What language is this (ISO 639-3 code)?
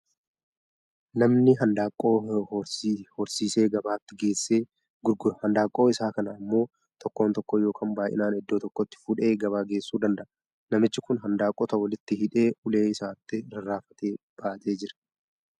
orm